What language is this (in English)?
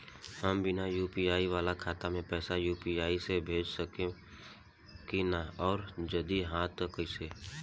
Bhojpuri